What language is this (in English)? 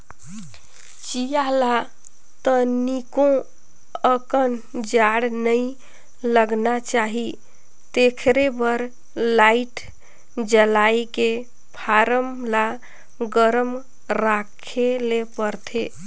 Chhattisgarhi